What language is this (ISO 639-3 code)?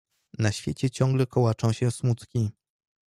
pol